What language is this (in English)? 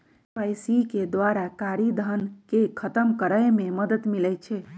Magahi